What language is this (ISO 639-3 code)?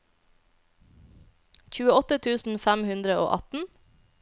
nor